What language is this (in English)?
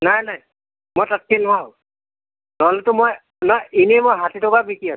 Assamese